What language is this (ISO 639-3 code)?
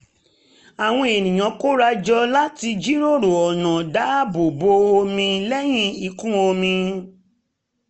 yor